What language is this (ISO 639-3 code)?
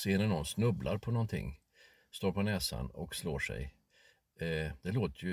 swe